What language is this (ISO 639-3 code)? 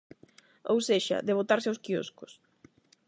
glg